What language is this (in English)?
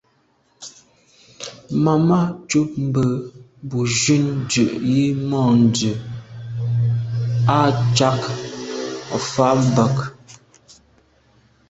Medumba